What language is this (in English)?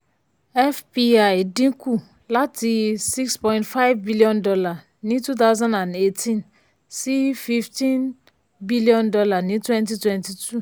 Yoruba